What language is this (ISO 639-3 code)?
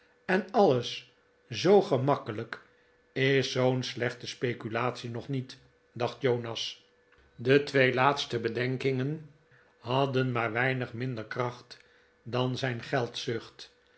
nld